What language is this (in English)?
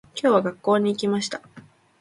Japanese